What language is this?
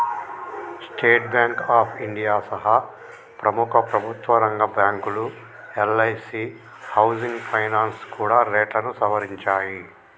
Telugu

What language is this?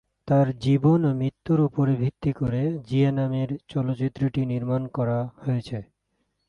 Bangla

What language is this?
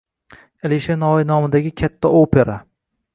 Uzbek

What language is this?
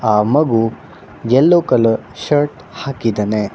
Kannada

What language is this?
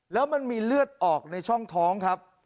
Thai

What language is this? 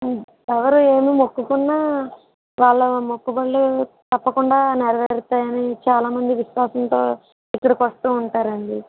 Telugu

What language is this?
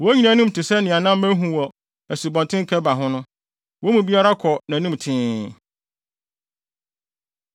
Akan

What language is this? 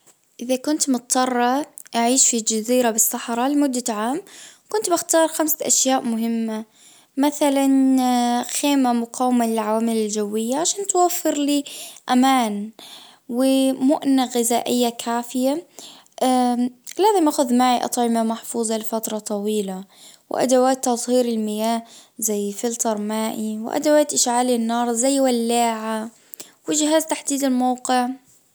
Najdi Arabic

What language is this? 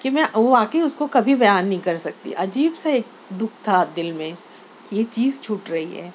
Urdu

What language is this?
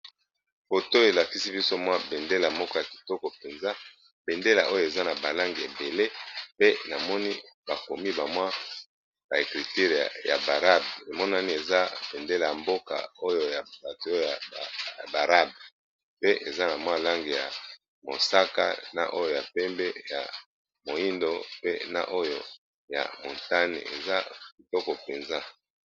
Lingala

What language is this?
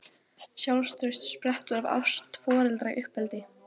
Icelandic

